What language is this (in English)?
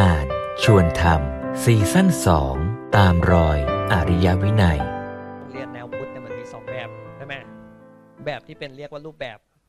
Thai